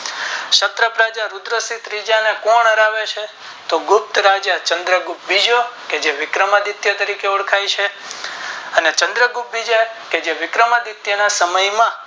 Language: Gujarati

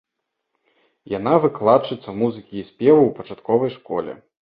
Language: Belarusian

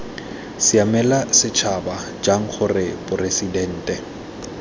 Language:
Tswana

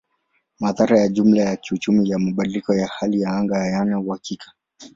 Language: Swahili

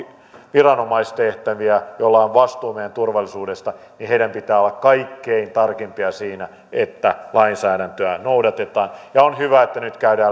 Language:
Finnish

